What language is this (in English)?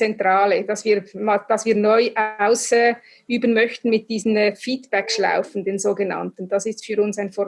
German